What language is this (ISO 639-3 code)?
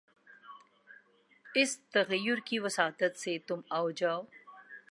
urd